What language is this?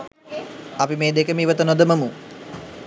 Sinhala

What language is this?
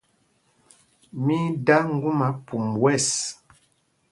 Mpumpong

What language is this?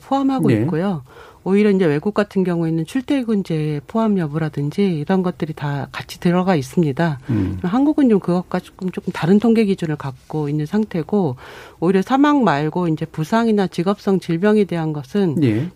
Korean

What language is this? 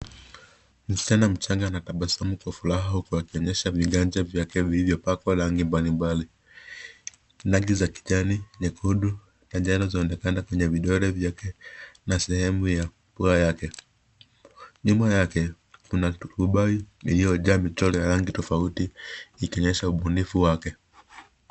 Swahili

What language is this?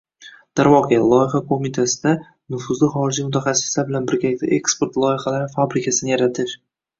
Uzbek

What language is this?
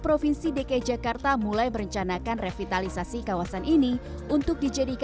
Indonesian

